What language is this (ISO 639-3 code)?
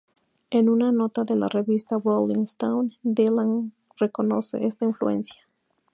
spa